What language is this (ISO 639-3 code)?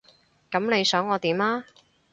yue